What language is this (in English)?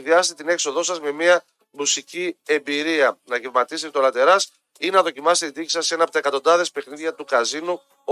Greek